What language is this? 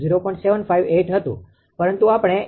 Gujarati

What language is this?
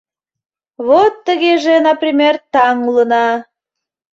Mari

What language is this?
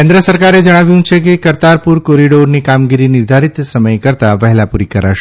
Gujarati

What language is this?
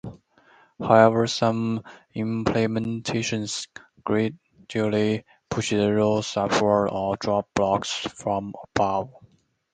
English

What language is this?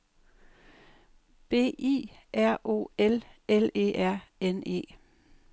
Danish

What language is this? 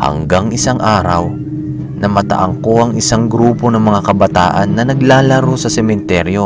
Filipino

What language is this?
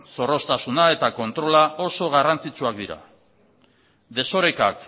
Basque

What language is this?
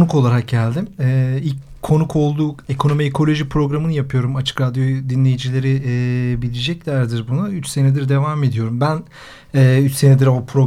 Turkish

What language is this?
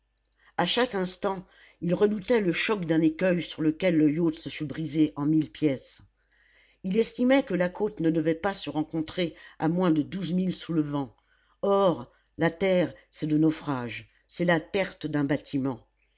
French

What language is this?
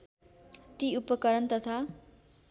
Nepali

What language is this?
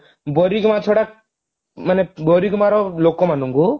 Odia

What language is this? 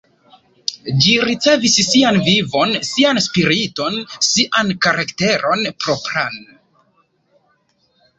Esperanto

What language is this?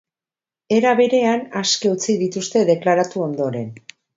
Basque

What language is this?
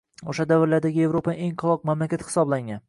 Uzbek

